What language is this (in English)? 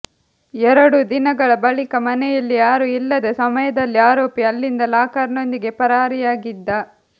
Kannada